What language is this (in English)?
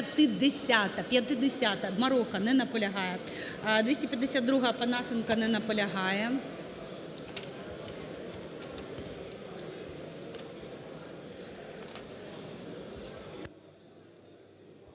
Ukrainian